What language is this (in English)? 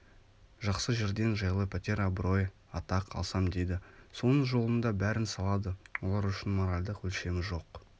Kazakh